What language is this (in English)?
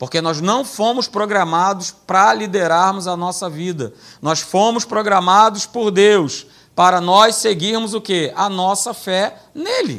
Portuguese